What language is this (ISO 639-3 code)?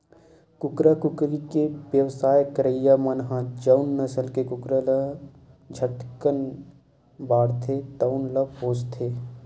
hne